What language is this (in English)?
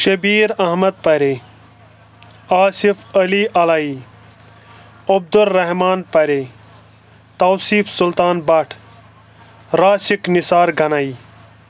Kashmiri